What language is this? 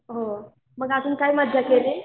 Marathi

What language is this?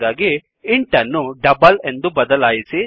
Kannada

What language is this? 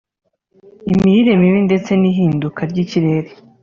Kinyarwanda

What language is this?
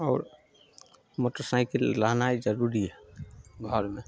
Maithili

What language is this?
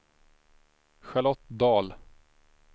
Swedish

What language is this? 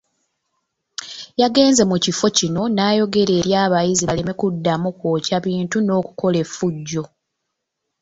Ganda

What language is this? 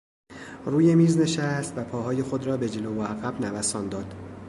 Persian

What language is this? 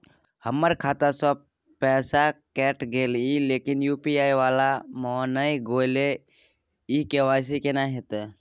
Maithili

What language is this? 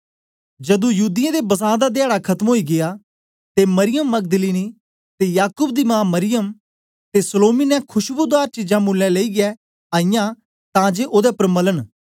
Dogri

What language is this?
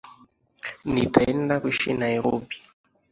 Swahili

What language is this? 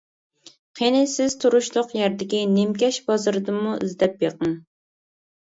Uyghur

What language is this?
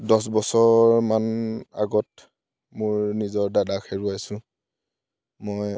Assamese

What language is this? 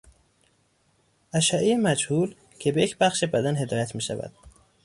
Persian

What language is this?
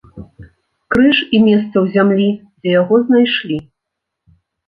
Belarusian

